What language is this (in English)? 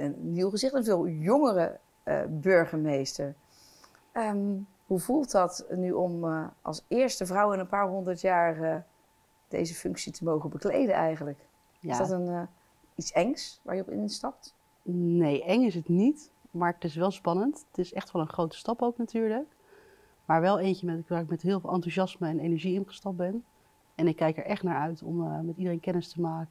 Dutch